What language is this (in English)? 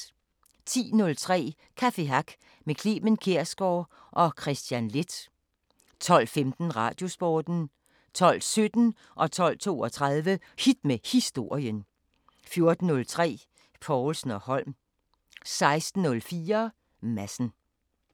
Danish